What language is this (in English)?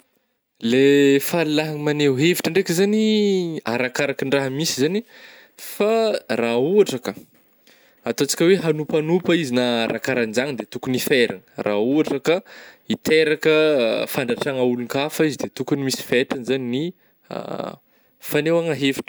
Northern Betsimisaraka Malagasy